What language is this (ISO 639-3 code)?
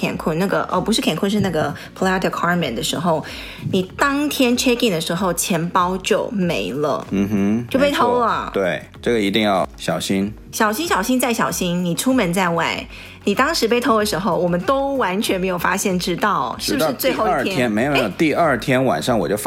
zho